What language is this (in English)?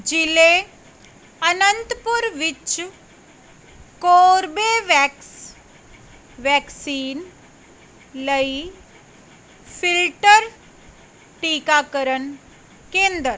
Punjabi